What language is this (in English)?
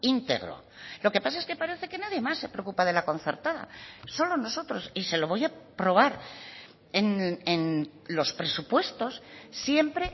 Spanish